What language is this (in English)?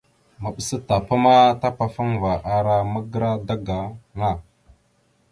Mada (Cameroon)